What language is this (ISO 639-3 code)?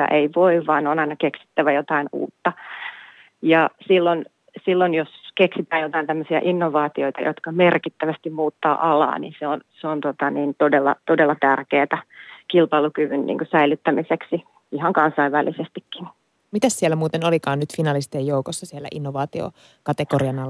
fin